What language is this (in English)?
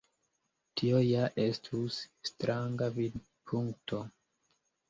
Esperanto